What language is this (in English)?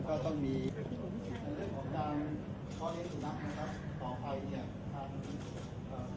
Thai